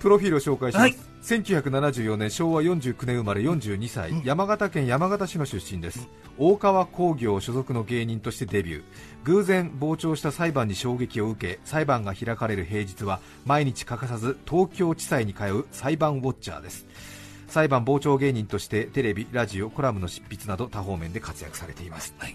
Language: Japanese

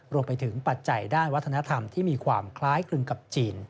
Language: Thai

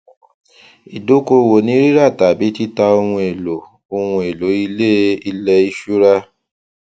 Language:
Yoruba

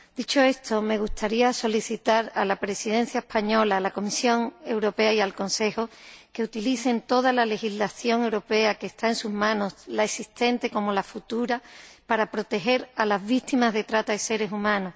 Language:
Spanish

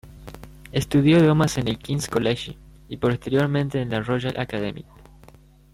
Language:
Spanish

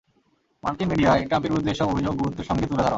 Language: Bangla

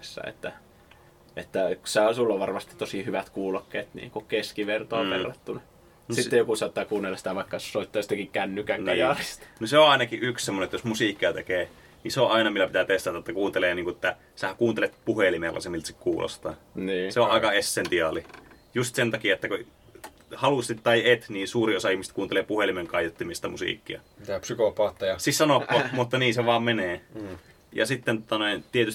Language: Finnish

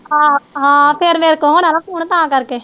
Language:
Punjabi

